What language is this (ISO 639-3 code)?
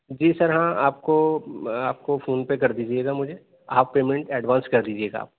urd